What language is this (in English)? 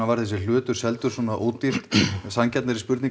Icelandic